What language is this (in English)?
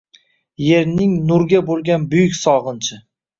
Uzbek